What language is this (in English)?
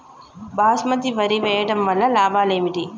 Telugu